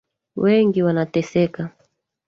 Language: Swahili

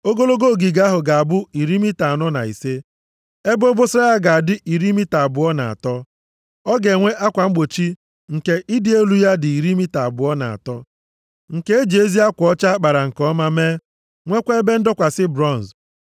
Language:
Igbo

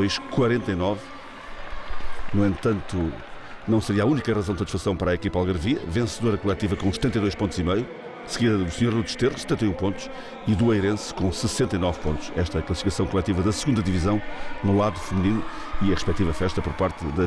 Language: Portuguese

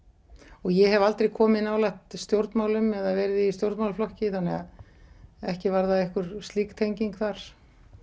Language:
Icelandic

